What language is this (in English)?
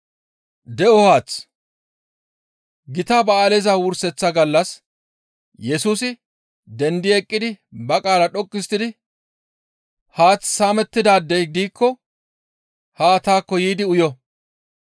Gamo